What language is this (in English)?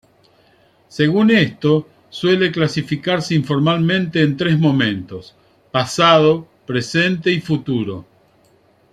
Spanish